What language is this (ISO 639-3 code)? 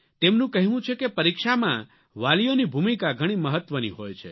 guj